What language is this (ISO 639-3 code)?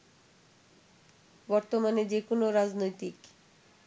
ben